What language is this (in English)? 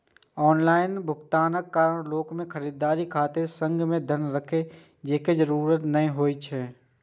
Maithili